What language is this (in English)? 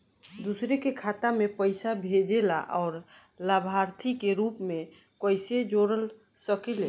Bhojpuri